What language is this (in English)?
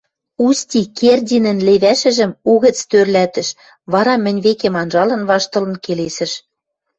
Western Mari